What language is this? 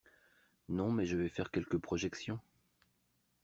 French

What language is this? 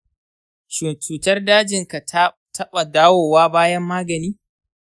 Hausa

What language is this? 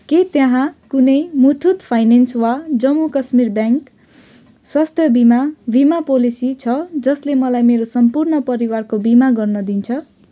Nepali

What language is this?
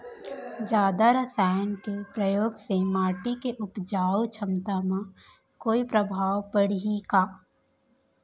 Chhattisgarhi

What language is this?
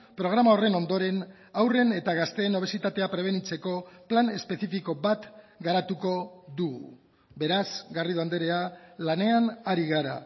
Basque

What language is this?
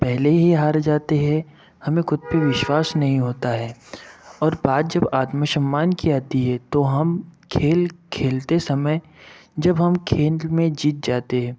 Hindi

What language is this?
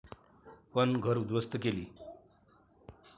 Marathi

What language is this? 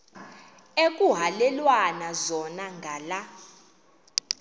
Xhosa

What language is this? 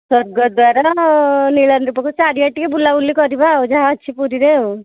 Odia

